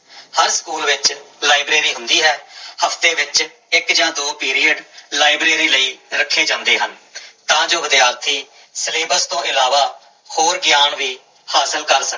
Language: Punjabi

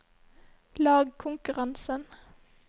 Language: Norwegian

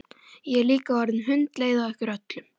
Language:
Icelandic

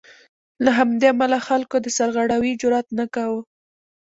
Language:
Pashto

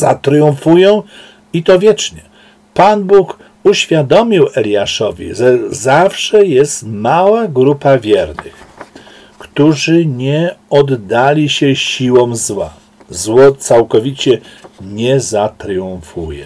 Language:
Polish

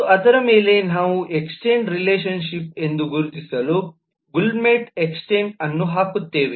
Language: Kannada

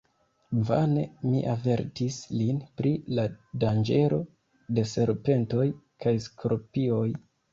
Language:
Esperanto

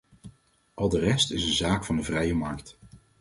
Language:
Dutch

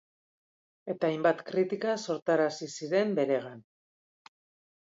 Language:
Basque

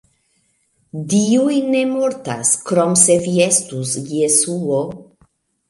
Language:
Esperanto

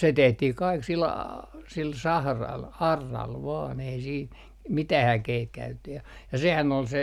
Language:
Finnish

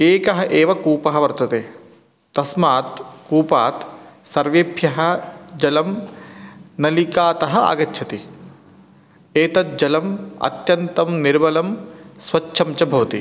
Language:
Sanskrit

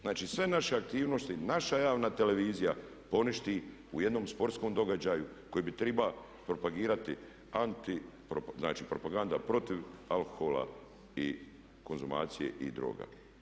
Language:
Croatian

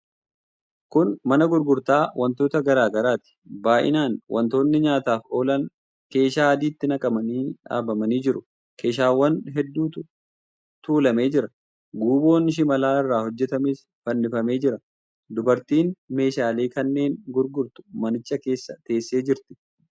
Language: Oromo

